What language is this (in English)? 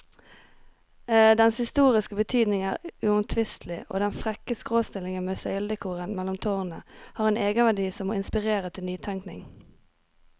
Norwegian